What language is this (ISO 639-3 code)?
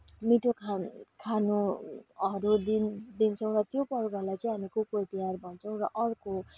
nep